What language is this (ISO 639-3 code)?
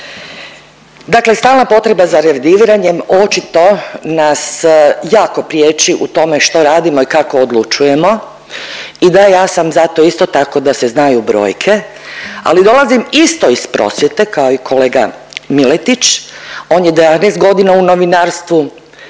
hrv